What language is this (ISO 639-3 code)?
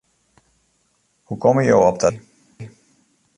fry